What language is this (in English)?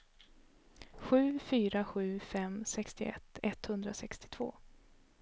Swedish